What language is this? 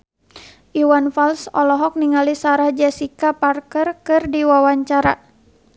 Sundanese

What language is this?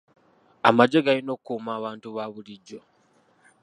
Ganda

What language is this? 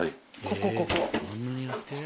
Japanese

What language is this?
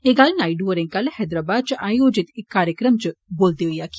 Dogri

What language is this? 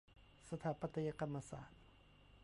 Thai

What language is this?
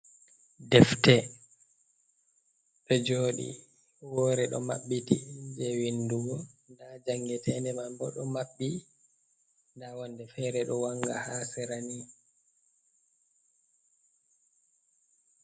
Fula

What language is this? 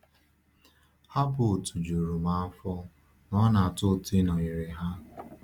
Igbo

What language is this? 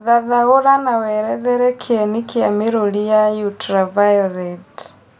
Kikuyu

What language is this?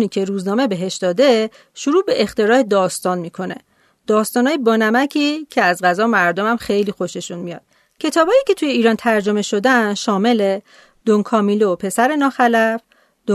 Persian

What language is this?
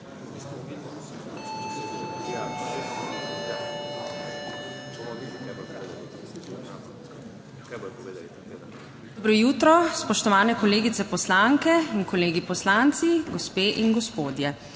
Slovenian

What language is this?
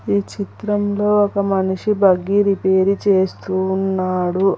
Telugu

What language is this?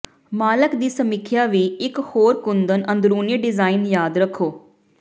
Punjabi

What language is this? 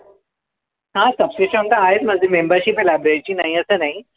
Marathi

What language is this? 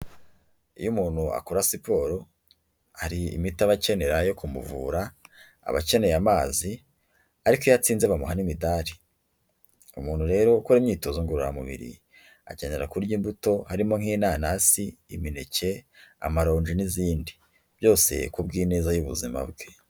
Kinyarwanda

